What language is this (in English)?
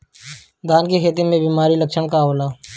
Bhojpuri